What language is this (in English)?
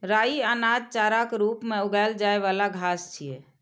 Maithili